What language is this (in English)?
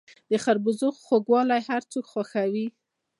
Pashto